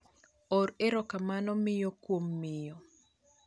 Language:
Luo (Kenya and Tanzania)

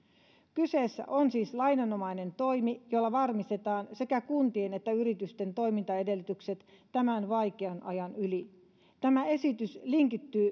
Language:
Finnish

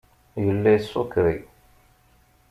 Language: Kabyle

